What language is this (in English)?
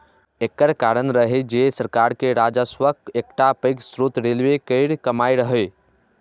Maithili